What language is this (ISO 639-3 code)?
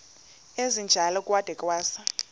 xho